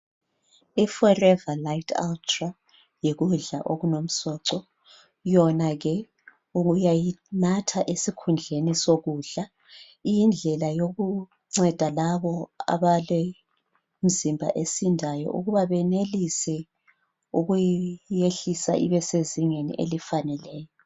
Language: North Ndebele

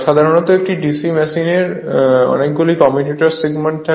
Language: Bangla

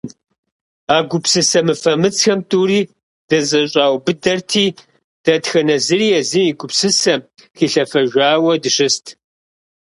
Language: Kabardian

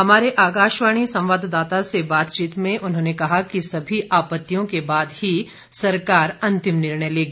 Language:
Hindi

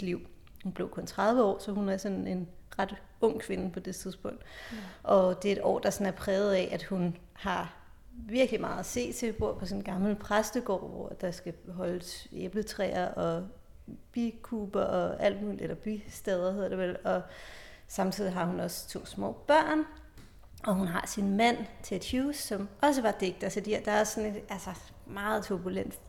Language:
Danish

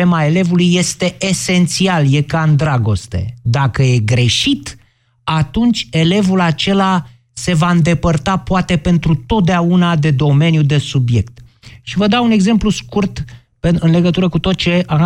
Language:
Romanian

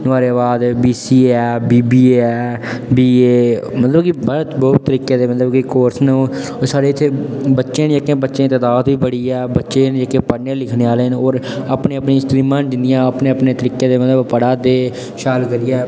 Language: Dogri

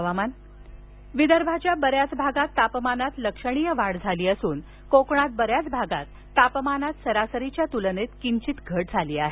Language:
Marathi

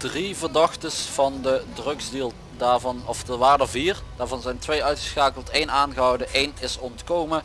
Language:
Dutch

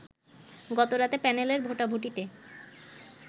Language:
Bangla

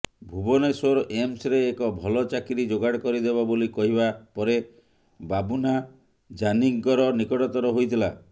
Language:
Odia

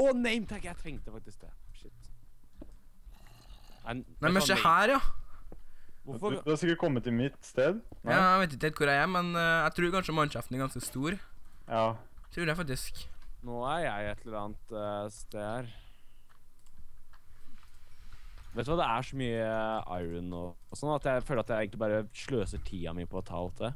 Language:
Norwegian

